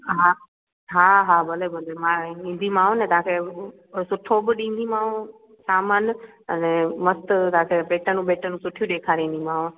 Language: Sindhi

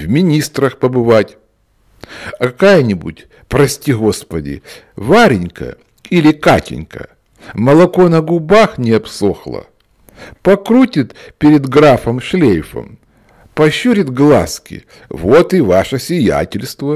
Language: Russian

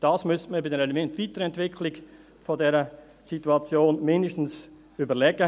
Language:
Swiss German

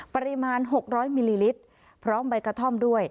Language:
Thai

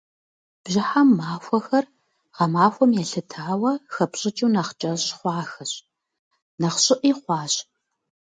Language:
Kabardian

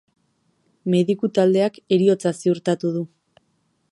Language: Basque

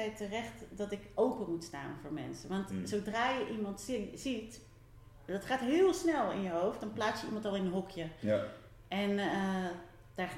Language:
Dutch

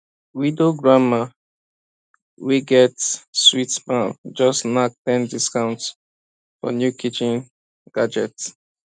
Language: Nigerian Pidgin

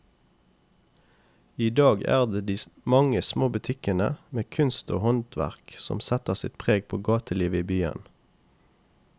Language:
Norwegian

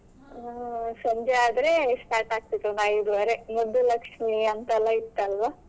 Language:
Kannada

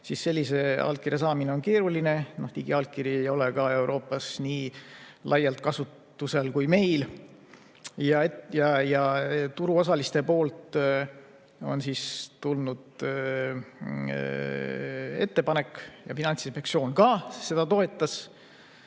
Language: Estonian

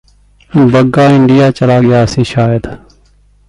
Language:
Punjabi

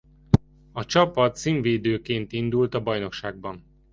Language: Hungarian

